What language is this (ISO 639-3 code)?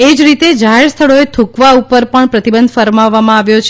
guj